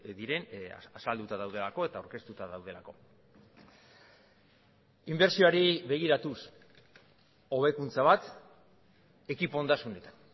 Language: Basque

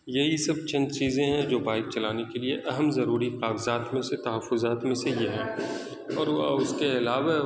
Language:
Urdu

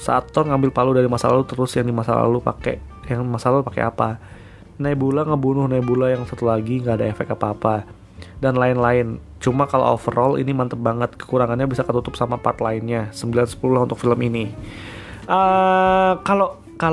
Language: Indonesian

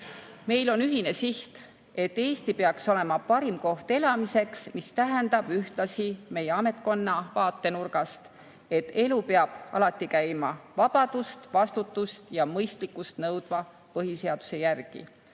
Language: Estonian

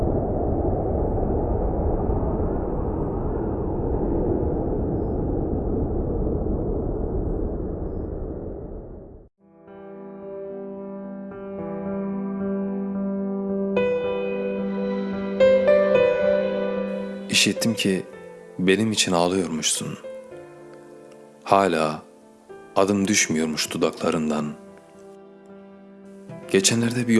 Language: Turkish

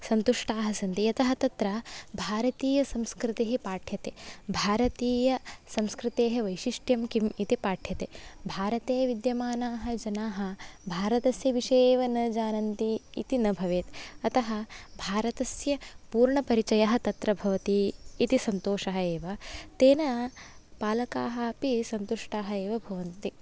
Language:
Sanskrit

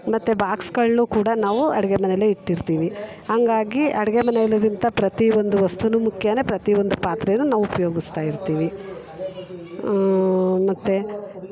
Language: Kannada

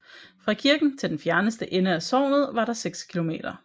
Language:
Danish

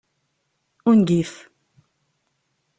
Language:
Kabyle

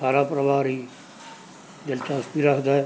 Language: Punjabi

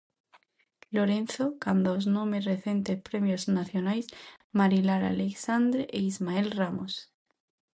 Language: Galician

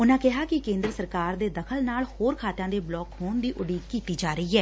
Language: Punjabi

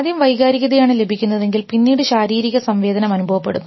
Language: Malayalam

